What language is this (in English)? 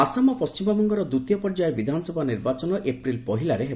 Odia